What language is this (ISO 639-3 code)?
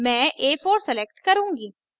hin